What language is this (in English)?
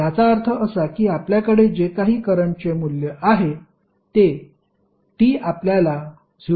Marathi